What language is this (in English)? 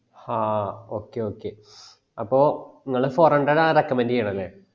Malayalam